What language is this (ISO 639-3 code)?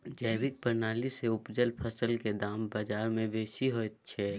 mai